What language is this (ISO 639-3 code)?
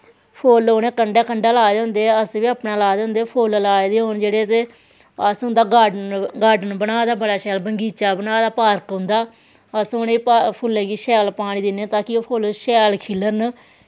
doi